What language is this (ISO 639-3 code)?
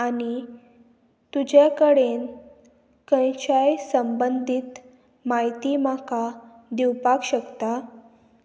kok